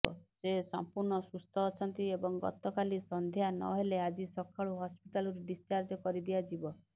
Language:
Odia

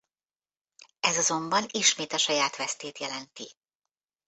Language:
Hungarian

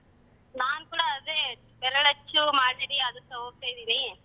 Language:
Kannada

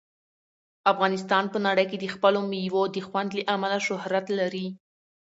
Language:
Pashto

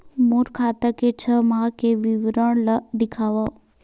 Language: Chhattisgarhi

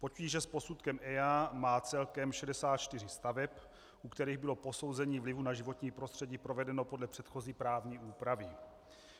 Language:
Czech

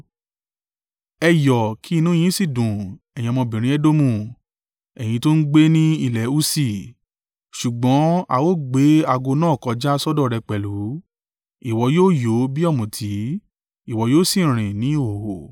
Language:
Yoruba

